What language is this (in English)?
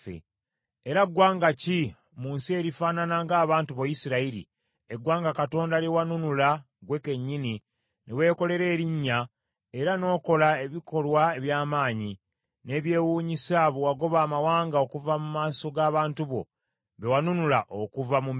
Ganda